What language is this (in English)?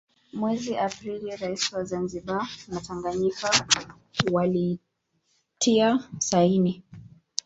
Swahili